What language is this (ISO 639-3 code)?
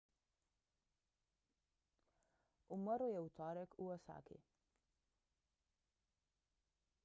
slv